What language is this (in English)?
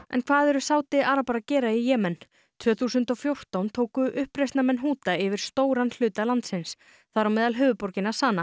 Icelandic